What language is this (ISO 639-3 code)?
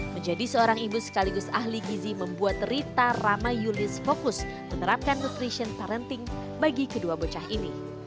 ind